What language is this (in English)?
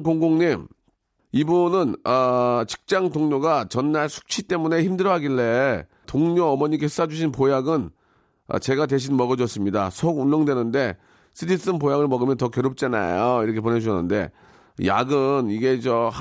Korean